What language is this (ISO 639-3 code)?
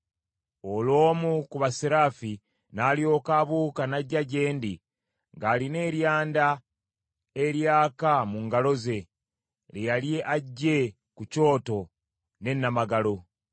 lug